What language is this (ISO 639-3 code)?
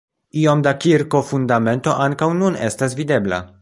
epo